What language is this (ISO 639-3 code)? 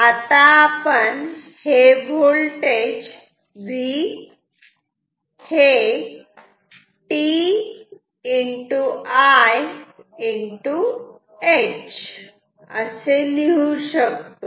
mar